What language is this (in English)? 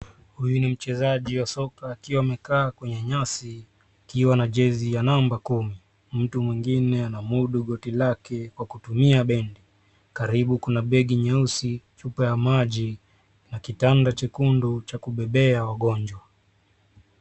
Swahili